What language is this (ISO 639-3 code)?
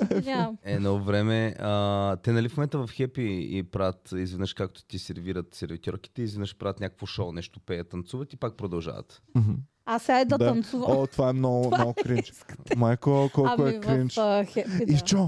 bul